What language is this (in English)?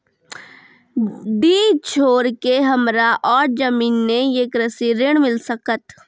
Maithili